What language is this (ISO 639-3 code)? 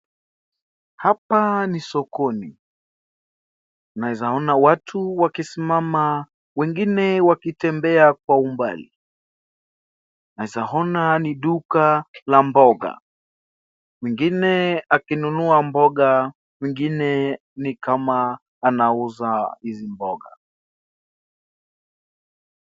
swa